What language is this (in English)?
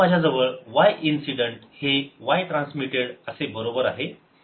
Marathi